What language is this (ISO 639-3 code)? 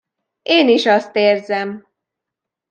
hun